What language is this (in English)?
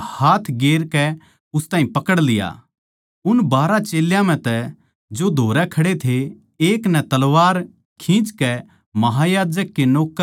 Haryanvi